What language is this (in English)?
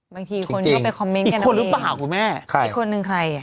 Thai